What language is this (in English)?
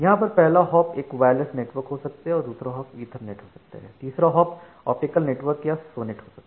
Hindi